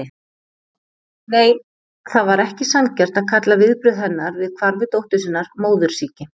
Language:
Icelandic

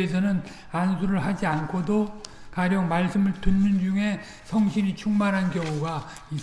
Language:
Korean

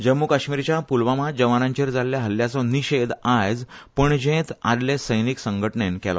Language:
Konkani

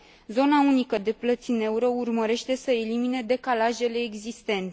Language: Romanian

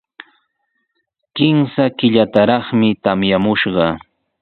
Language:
Sihuas Ancash Quechua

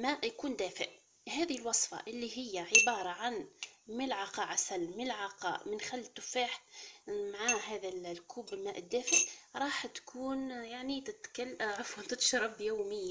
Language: Arabic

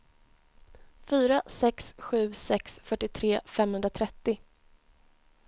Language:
Swedish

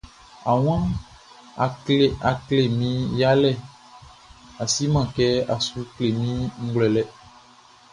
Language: Baoulé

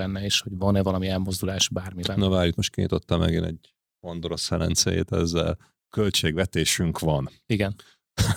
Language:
Hungarian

